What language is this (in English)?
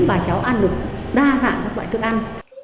Vietnamese